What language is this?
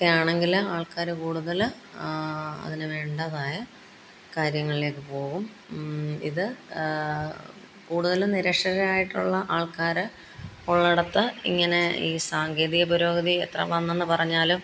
Malayalam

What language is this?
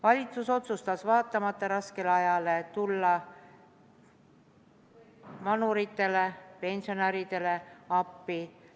Estonian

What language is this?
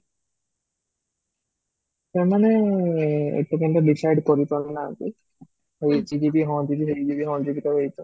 Odia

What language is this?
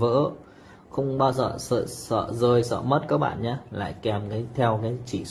Vietnamese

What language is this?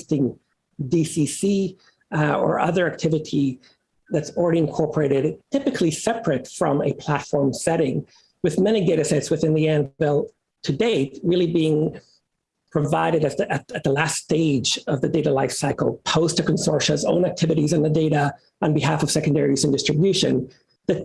English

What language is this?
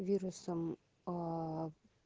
Russian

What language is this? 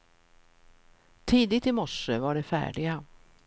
Swedish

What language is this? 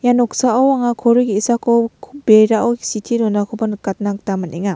Garo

